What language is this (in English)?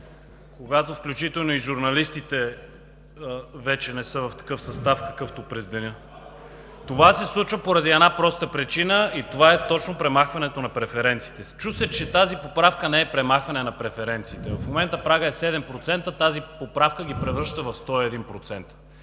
Bulgarian